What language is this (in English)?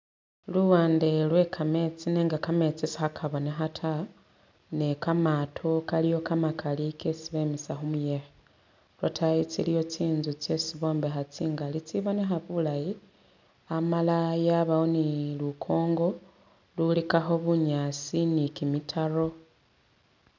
Masaaba